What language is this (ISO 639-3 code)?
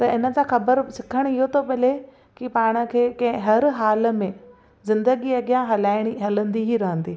snd